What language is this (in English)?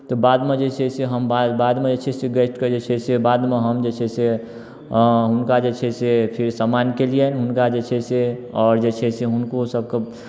Maithili